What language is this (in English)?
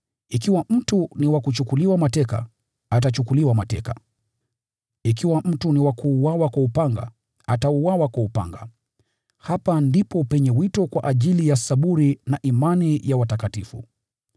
Swahili